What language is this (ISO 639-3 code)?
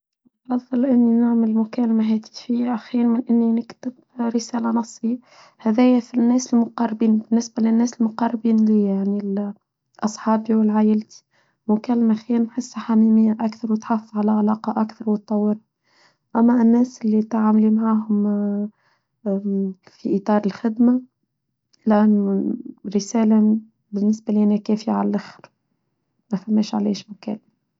aeb